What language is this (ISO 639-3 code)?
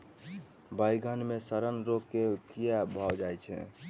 mai